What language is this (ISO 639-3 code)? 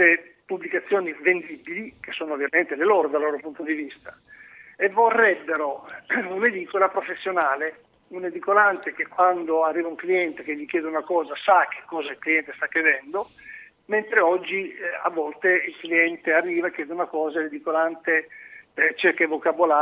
ita